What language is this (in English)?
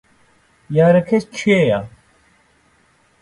Central Kurdish